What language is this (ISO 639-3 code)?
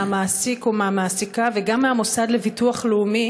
heb